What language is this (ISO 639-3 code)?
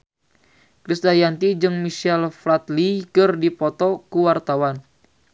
sun